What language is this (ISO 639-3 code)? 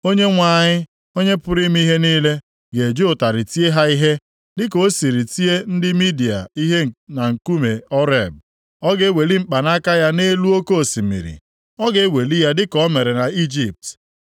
ibo